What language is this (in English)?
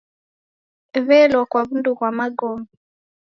Taita